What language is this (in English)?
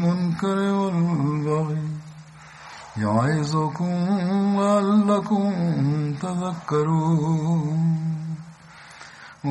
Bulgarian